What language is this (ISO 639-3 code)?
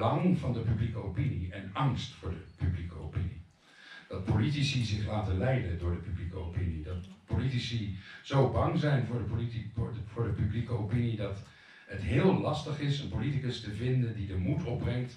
nld